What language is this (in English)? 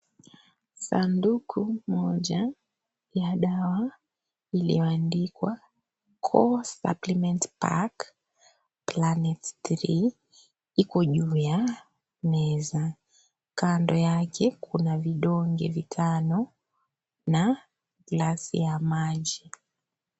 Swahili